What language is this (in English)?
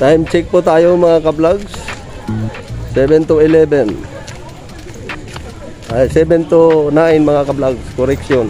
Filipino